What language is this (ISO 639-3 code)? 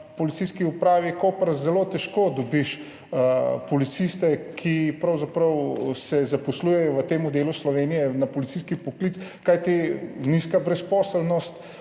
slv